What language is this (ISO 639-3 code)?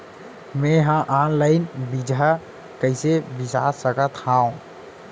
hne